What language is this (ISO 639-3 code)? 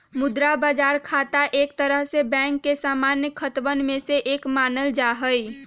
mag